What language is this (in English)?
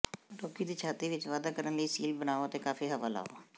Punjabi